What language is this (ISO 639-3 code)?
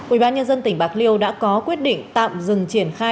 vie